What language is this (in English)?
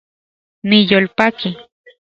Central Puebla Nahuatl